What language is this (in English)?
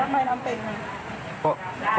Thai